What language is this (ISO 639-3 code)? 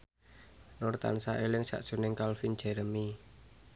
jav